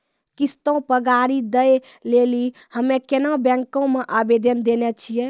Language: Maithili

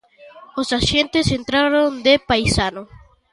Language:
Galician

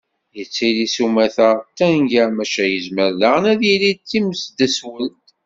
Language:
Kabyle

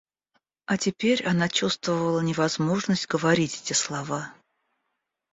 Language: Russian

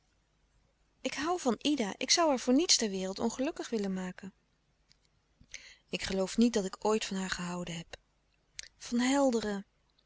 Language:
Dutch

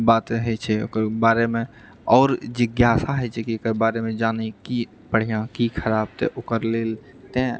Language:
Maithili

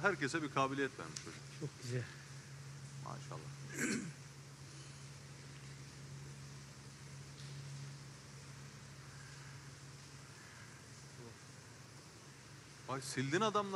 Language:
Turkish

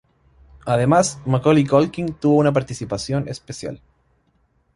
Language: Spanish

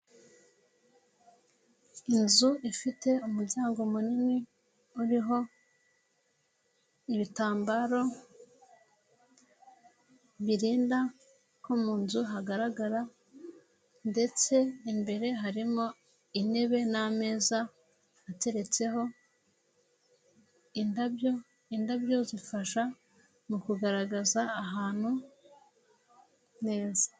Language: Kinyarwanda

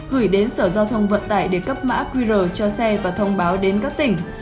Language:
Vietnamese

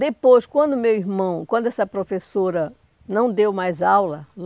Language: Portuguese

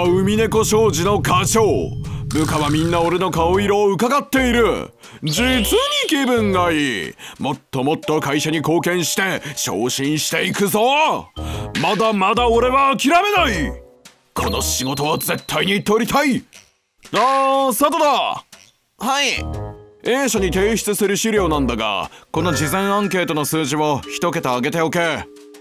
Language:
Japanese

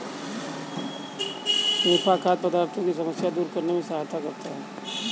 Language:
Hindi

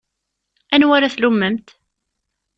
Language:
Kabyle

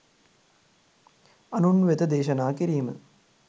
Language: Sinhala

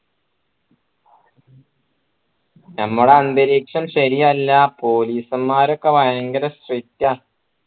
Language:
Malayalam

